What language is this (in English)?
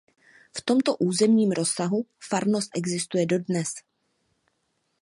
Czech